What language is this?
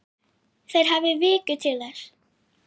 Icelandic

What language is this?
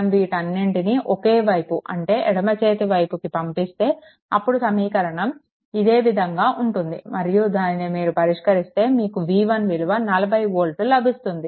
Telugu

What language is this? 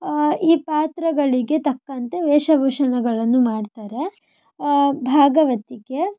Kannada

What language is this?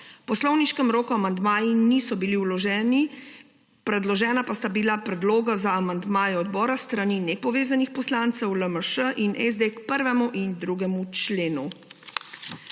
Slovenian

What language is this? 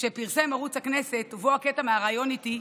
Hebrew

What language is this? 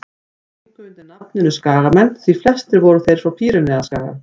Icelandic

